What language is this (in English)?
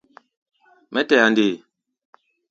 Gbaya